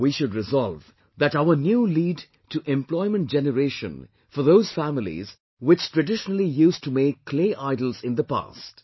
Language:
English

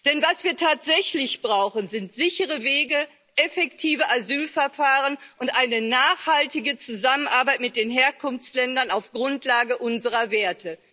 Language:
German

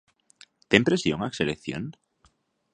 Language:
Galician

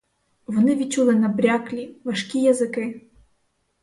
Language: Ukrainian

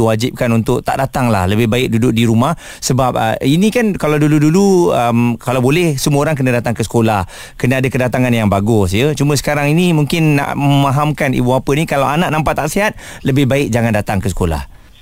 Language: Malay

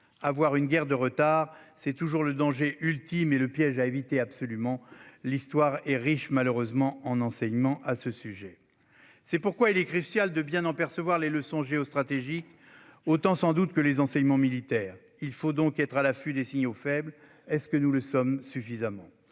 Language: French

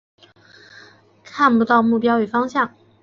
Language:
Chinese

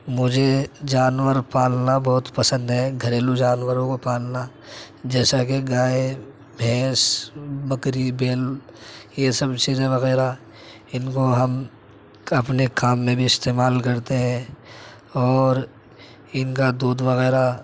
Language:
Urdu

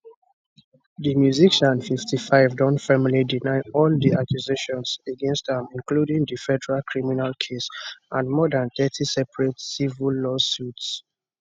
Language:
Nigerian Pidgin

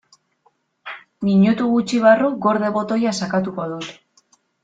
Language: Basque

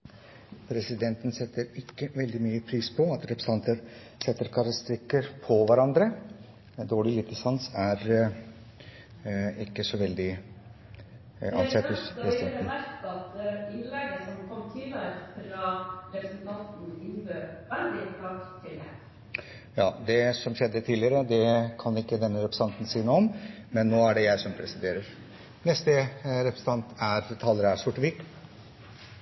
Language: Norwegian Bokmål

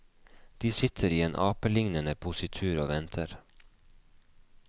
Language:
Norwegian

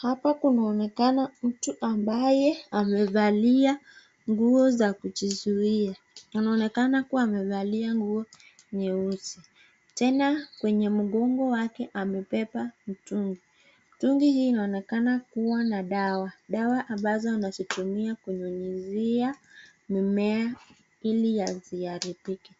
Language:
Swahili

